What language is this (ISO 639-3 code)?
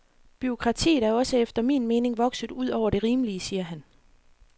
dan